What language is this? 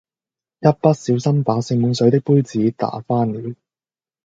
Cantonese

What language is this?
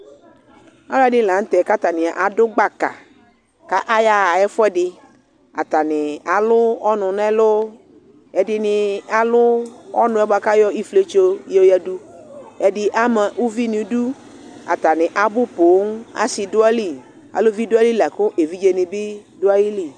Ikposo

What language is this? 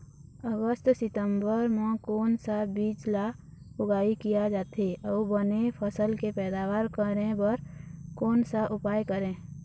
Chhattisgarhi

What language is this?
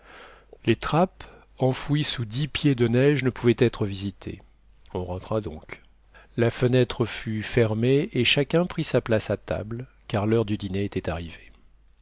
French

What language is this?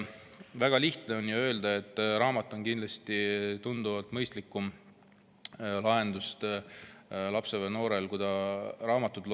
Estonian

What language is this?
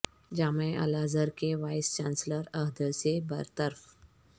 Urdu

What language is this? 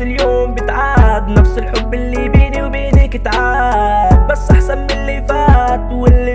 Arabic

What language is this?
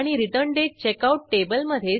Marathi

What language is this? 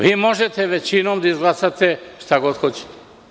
Serbian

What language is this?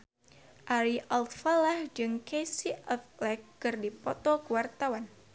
Sundanese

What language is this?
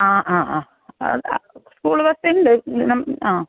Malayalam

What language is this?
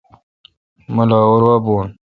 Kalkoti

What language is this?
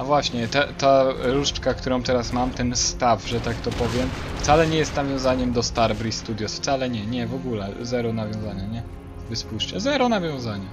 Polish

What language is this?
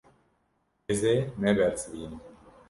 Kurdish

